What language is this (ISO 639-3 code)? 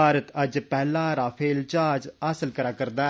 doi